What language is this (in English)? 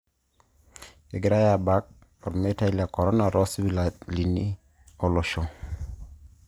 Masai